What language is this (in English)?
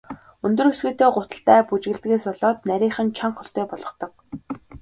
Mongolian